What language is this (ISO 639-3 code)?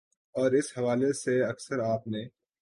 urd